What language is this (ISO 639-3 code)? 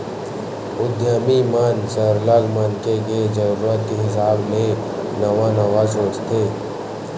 hne